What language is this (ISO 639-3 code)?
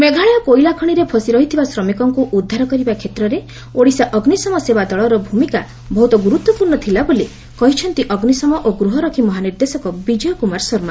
ori